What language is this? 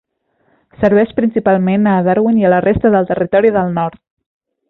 Catalan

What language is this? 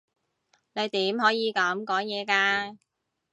Cantonese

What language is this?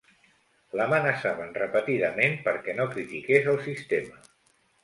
Catalan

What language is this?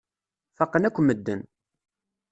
Kabyle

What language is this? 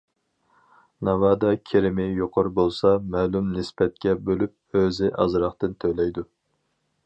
Uyghur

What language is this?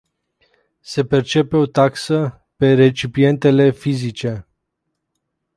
Romanian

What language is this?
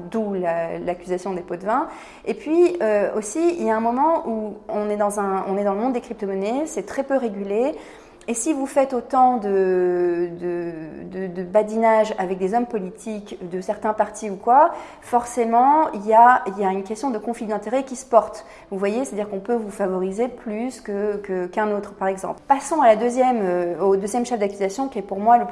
French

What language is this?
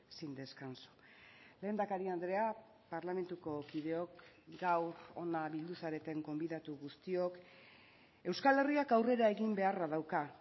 Basque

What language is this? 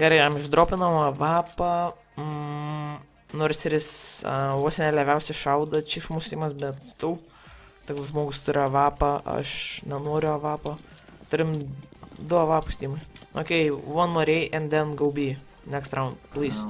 Lithuanian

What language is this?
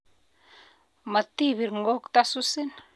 Kalenjin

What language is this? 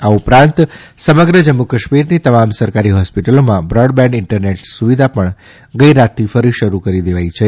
Gujarati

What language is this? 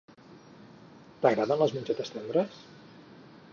Catalan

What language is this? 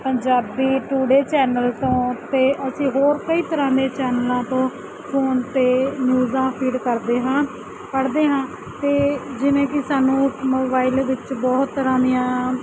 Punjabi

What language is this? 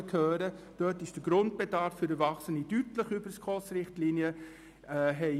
Swiss German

